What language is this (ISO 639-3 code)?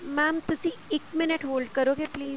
pan